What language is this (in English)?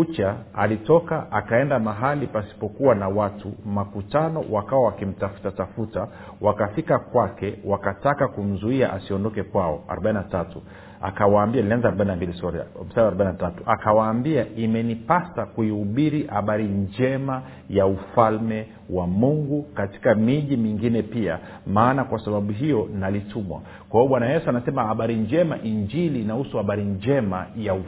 Swahili